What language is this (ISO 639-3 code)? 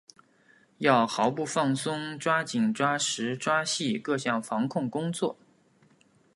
zho